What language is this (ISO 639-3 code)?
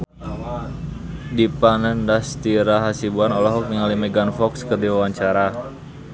sun